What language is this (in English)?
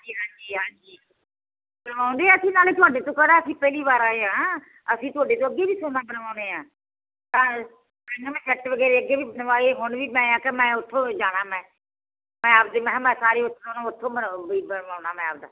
Punjabi